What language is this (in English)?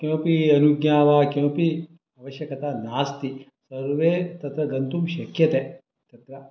Sanskrit